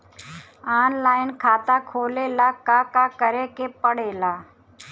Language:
Bhojpuri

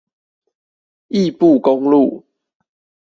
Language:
Chinese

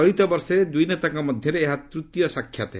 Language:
Odia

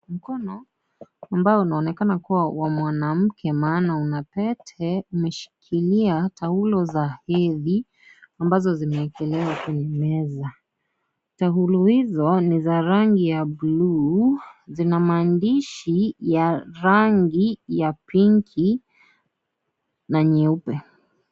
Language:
Swahili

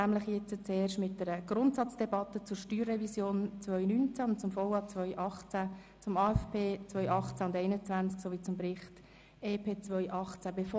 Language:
Swiss German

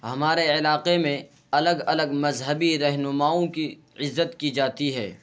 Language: Urdu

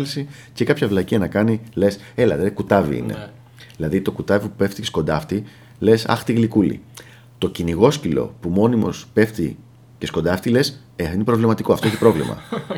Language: Greek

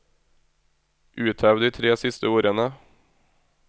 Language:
Norwegian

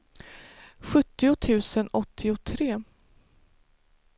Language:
Swedish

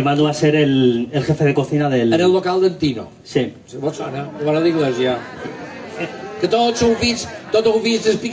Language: Spanish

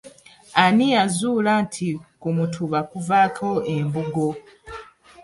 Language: Ganda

